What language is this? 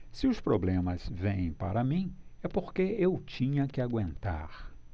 Portuguese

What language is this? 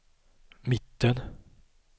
Swedish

